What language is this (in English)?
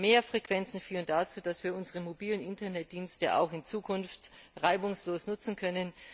German